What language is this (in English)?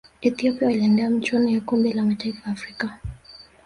Swahili